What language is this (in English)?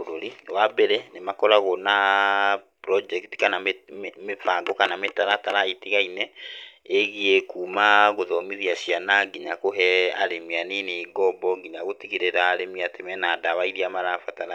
Kikuyu